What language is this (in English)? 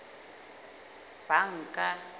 Southern Sotho